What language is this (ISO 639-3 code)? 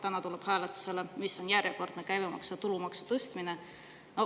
est